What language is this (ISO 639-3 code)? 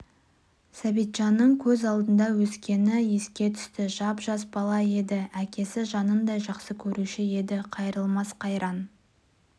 kaz